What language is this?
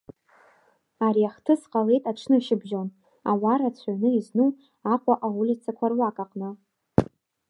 Abkhazian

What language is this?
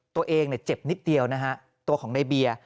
Thai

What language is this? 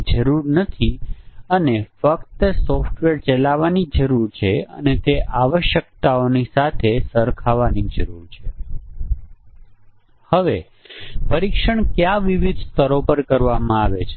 Gujarati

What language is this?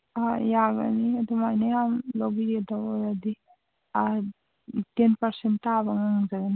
Manipuri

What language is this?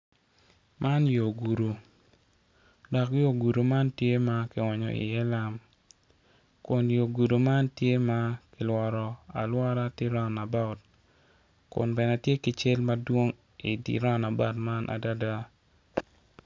Acoli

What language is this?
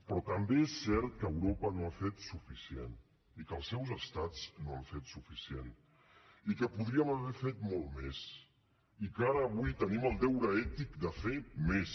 Catalan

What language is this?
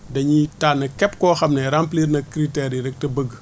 Wolof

